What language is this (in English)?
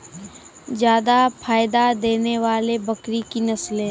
Maithili